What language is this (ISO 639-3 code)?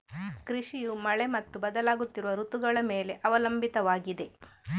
kan